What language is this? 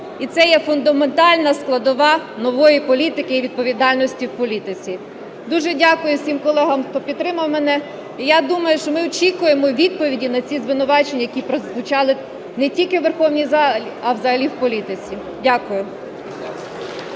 Ukrainian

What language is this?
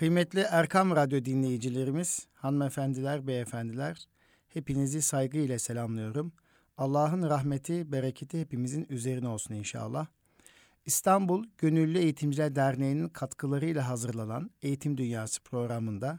Turkish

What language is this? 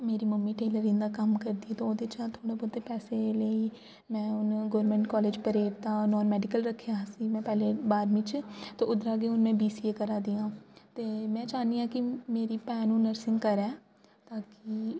Dogri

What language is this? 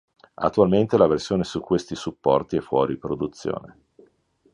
Italian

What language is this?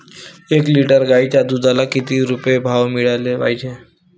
Marathi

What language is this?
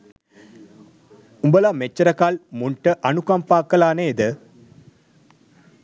Sinhala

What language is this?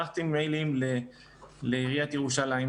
Hebrew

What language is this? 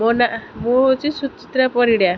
Odia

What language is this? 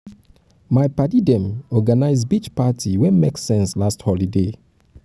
Nigerian Pidgin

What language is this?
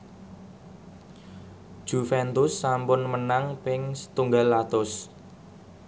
Javanese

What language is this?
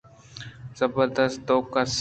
Eastern Balochi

